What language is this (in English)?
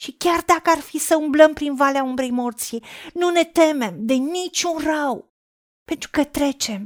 Romanian